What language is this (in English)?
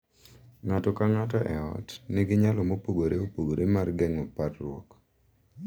Luo (Kenya and Tanzania)